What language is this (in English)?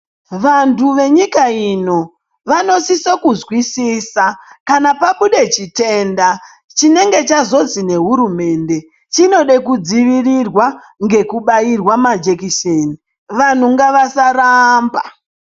Ndau